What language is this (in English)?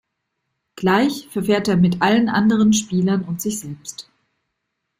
German